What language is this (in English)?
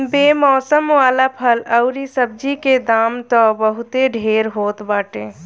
Bhojpuri